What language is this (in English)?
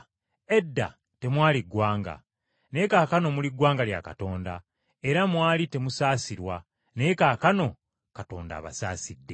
Ganda